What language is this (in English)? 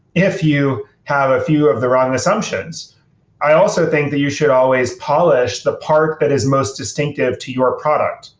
English